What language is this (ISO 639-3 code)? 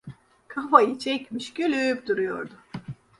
tur